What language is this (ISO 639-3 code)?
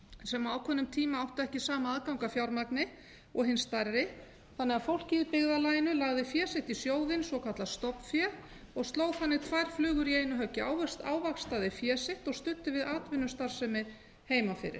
isl